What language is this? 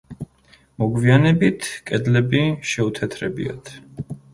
Georgian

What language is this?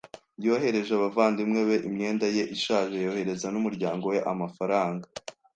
Kinyarwanda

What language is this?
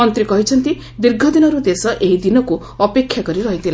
Odia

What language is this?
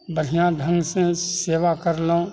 Maithili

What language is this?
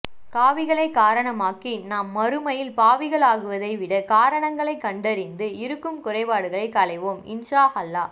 Tamil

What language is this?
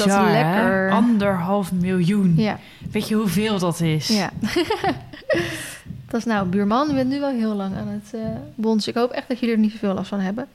Dutch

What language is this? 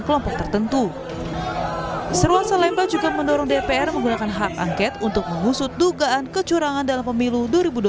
Indonesian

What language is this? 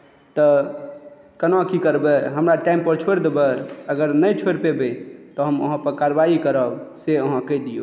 Maithili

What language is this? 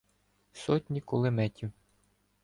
Ukrainian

